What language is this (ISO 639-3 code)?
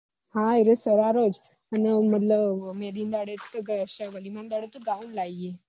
guj